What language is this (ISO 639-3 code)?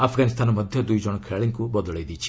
ori